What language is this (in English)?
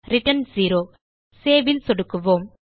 Tamil